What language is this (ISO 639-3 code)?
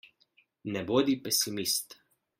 slv